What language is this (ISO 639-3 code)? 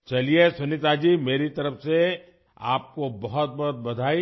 urd